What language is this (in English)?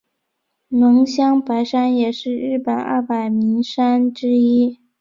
Chinese